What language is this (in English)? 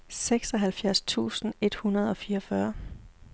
Danish